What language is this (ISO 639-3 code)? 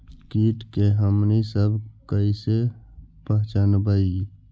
mag